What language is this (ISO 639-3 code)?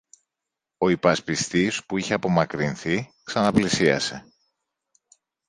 ell